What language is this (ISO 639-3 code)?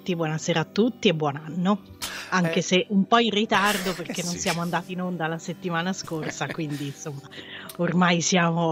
ita